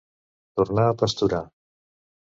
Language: Catalan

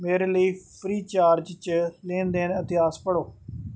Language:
Dogri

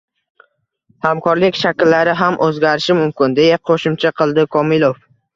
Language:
Uzbek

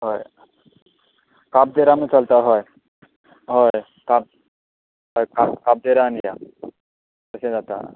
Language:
Konkani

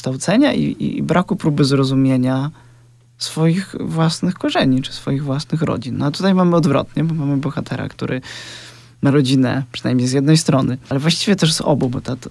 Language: Polish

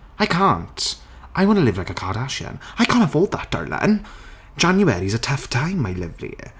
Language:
Welsh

